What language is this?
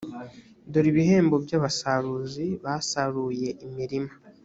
Kinyarwanda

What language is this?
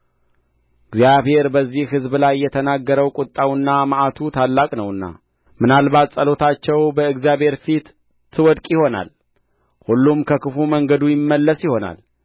Amharic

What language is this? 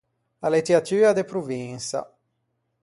Ligurian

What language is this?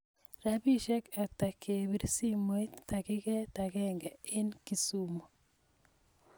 Kalenjin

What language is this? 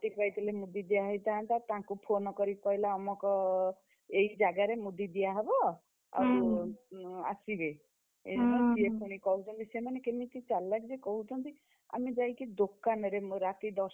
Odia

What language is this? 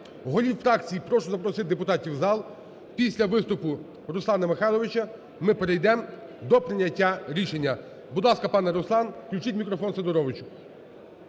Ukrainian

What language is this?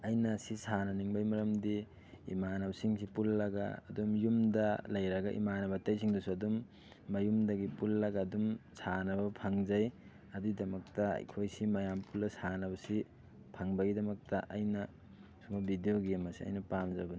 Manipuri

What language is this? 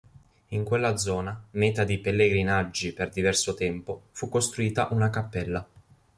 Italian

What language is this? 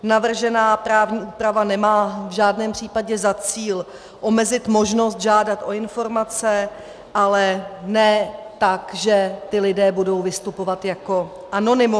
Czech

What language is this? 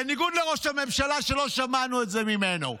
Hebrew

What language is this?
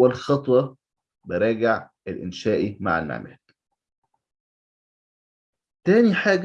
Arabic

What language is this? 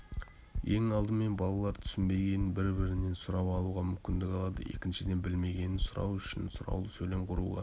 Kazakh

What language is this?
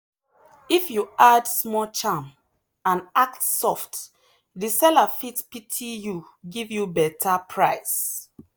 Nigerian Pidgin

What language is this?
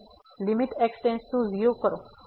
Gujarati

